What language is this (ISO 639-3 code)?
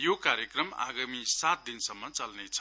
nep